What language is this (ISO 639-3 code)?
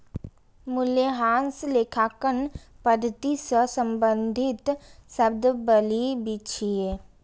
mai